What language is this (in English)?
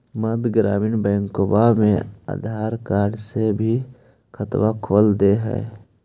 Magahi